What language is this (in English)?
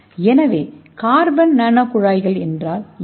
Tamil